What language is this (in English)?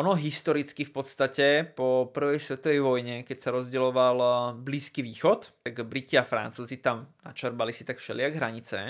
Slovak